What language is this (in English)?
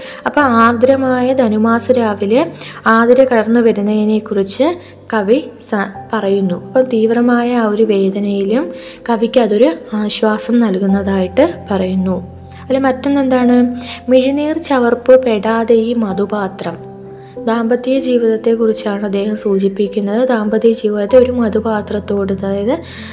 Malayalam